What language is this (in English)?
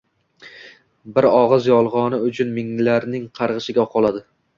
Uzbek